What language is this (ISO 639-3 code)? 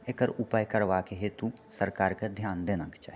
mai